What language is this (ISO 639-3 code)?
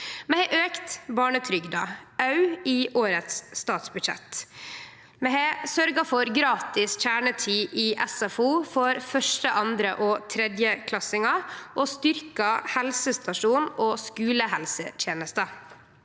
nor